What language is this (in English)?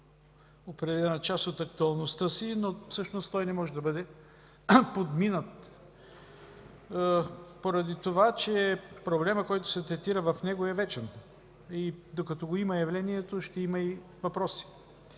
Bulgarian